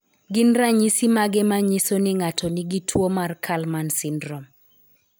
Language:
Luo (Kenya and Tanzania)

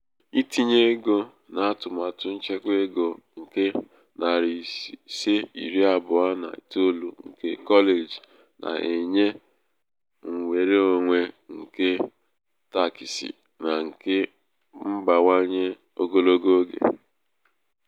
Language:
Igbo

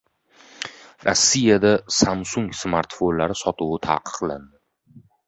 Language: Uzbek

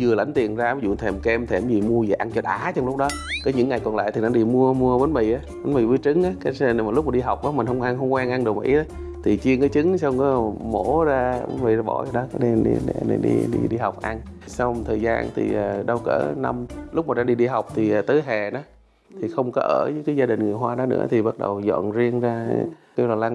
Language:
Vietnamese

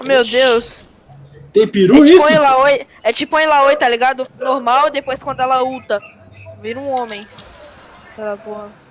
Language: Portuguese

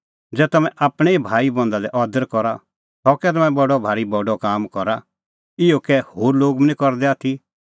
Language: Kullu Pahari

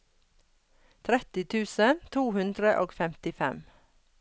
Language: Norwegian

